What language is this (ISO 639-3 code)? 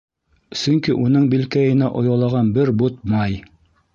bak